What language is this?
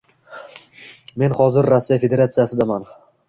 Uzbek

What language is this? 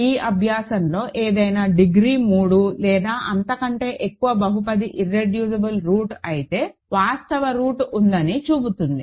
Telugu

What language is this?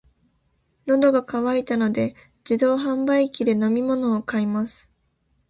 Japanese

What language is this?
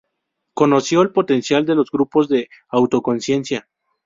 Spanish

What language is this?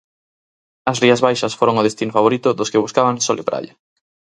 Galician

